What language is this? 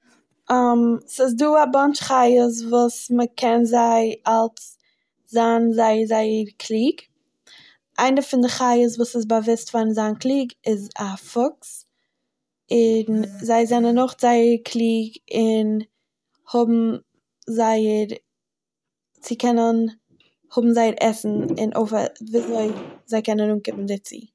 Yiddish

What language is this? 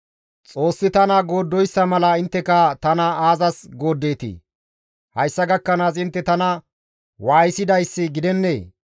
Gamo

